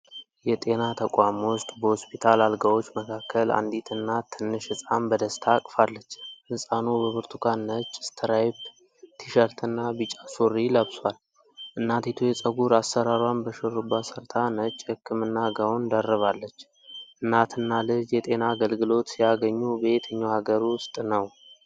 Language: Amharic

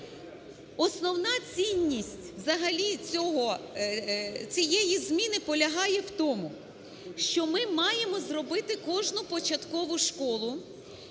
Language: Ukrainian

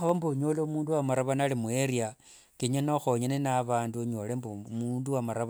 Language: Wanga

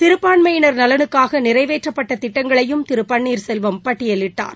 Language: Tamil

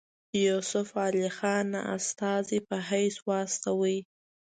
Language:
Pashto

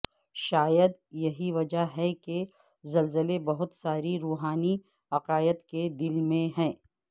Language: Urdu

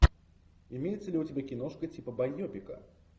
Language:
Russian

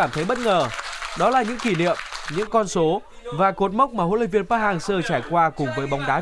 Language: Vietnamese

